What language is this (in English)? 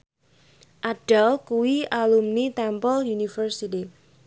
Javanese